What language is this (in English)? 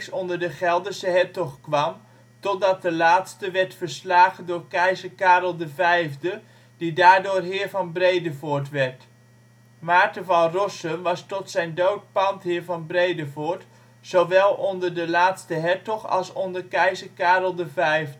Dutch